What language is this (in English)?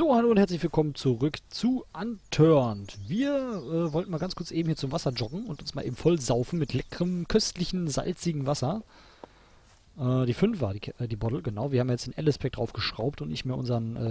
German